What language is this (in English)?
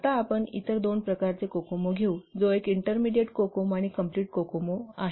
Marathi